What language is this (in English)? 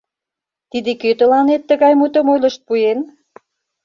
Mari